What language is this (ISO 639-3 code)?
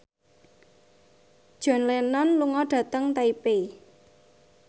jav